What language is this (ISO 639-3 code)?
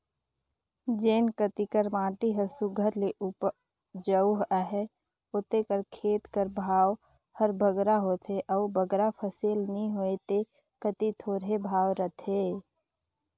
hne